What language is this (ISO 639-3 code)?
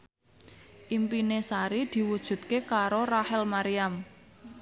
jav